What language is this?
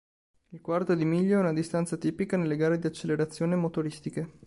Italian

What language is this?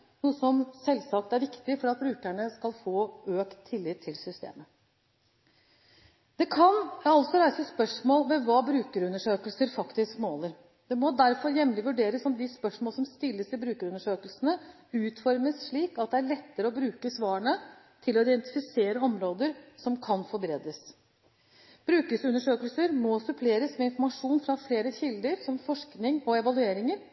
Norwegian Bokmål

